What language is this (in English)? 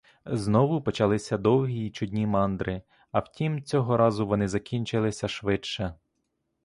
Ukrainian